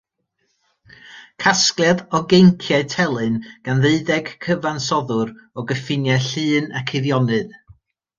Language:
Welsh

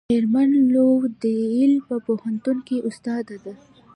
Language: Pashto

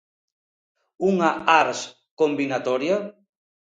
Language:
Galician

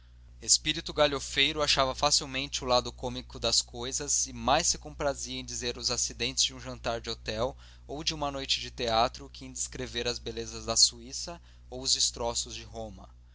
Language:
Portuguese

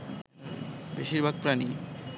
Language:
Bangla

